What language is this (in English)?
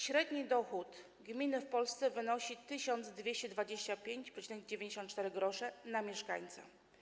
Polish